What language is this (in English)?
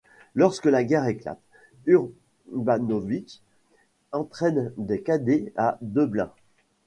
French